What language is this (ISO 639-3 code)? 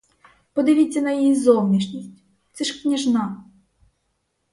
ukr